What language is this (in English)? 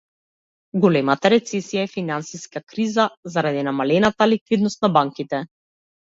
Macedonian